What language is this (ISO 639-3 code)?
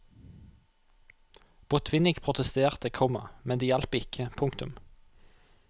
nor